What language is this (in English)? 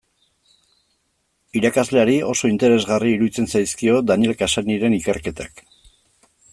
Basque